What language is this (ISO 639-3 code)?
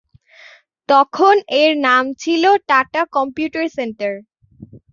ben